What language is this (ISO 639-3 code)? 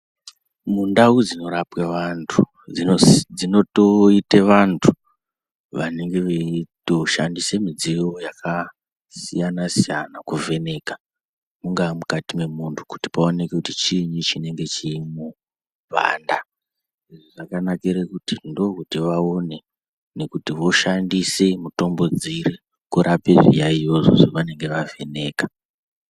ndc